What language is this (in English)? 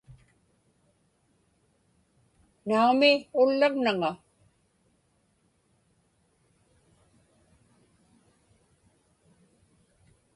Inupiaq